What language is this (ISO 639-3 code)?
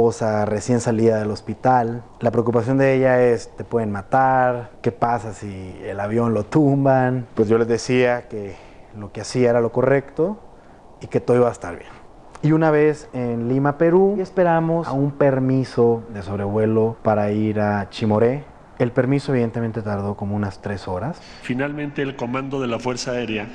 spa